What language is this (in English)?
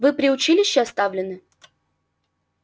Russian